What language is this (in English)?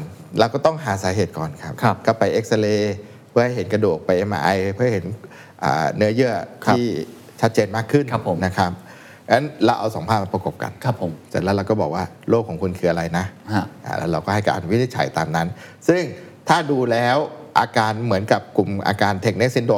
Thai